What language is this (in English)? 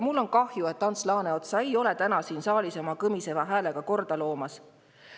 Estonian